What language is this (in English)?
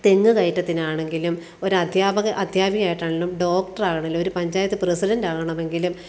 Malayalam